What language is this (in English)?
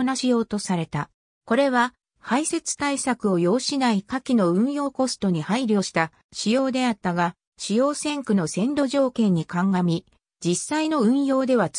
Japanese